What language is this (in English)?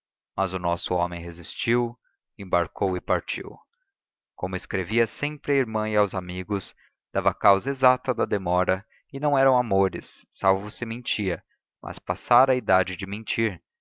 Portuguese